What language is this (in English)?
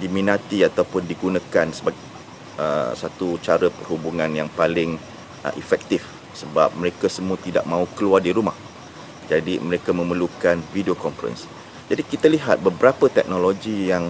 Malay